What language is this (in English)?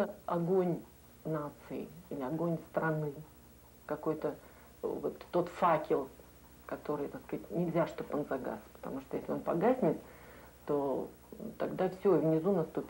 Russian